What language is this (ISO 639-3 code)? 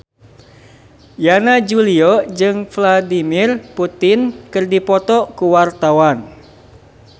sun